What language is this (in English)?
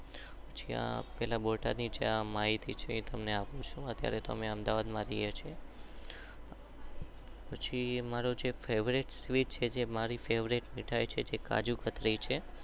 Gujarati